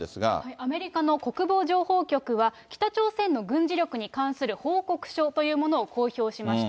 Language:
Japanese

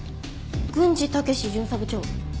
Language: Japanese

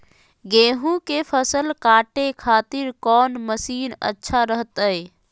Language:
Magahi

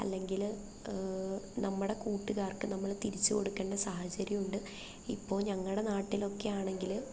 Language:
Malayalam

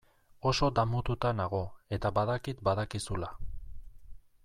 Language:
Basque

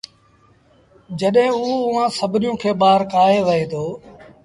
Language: Sindhi Bhil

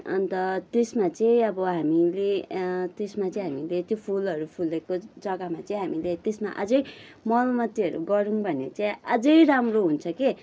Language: Nepali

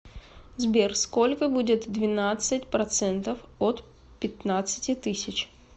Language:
Russian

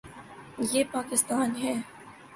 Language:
Urdu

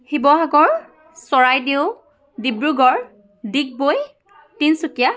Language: Assamese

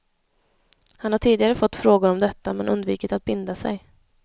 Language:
Swedish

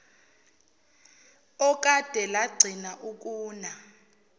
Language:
Zulu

